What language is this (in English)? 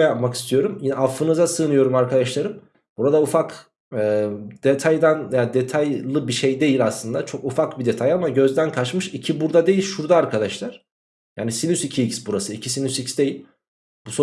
Turkish